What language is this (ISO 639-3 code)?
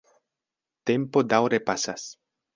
epo